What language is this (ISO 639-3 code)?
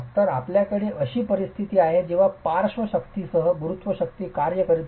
mar